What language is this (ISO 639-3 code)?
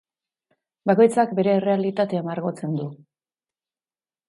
eus